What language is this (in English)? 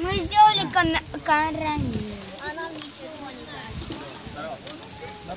Russian